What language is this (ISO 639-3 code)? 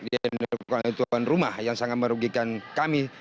ind